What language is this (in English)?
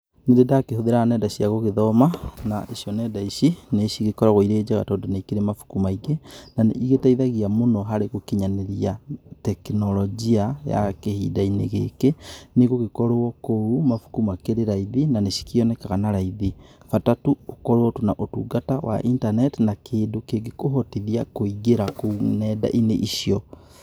Kikuyu